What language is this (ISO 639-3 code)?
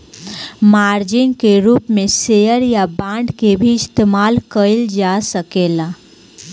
bho